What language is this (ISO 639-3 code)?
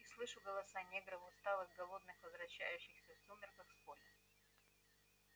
rus